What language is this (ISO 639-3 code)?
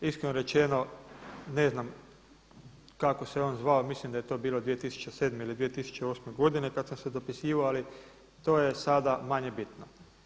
hrv